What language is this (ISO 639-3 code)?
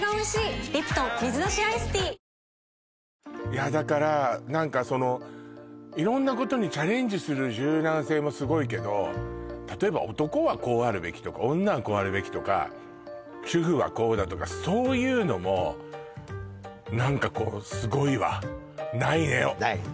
jpn